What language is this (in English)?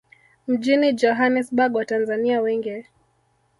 Swahili